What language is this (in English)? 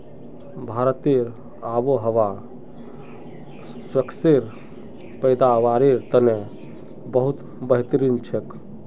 Magahi